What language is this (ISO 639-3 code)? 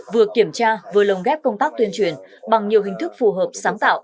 vie